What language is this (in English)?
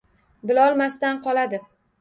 Uzbek